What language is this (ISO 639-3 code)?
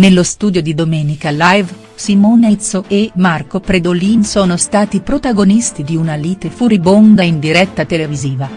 ita